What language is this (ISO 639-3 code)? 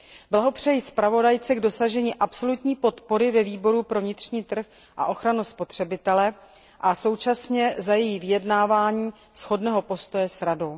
ces